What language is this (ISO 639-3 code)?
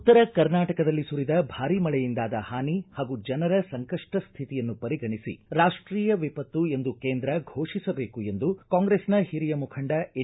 kan